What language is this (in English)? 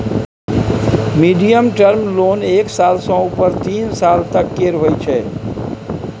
Maithili